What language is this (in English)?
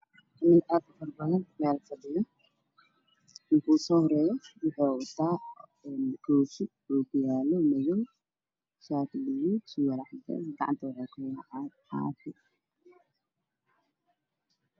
Somali